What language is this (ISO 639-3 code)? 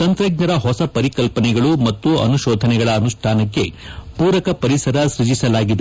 kan